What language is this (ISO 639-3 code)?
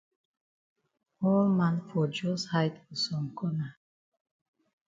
wes